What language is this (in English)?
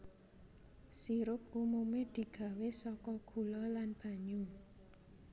Javanese